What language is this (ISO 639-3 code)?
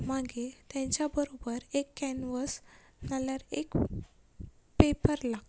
kok